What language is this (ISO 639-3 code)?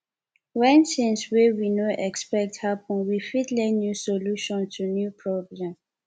pcm